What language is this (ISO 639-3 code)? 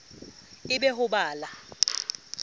sot